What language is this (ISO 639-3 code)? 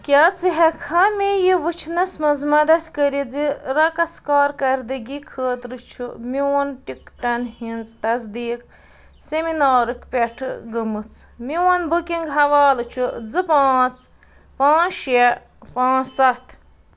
kas